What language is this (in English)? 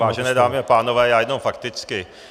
Czech